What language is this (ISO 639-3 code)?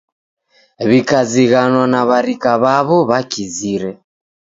dav